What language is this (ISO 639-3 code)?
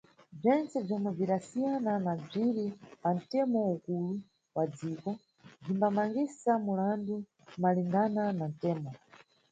nyu